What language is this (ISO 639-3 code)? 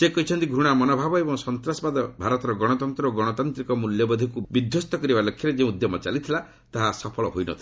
ori